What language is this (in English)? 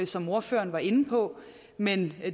Danish